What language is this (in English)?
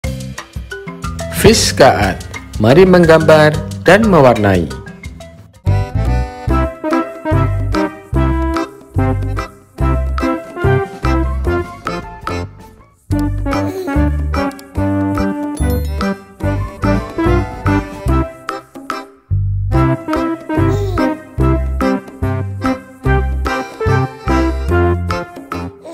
Indonesian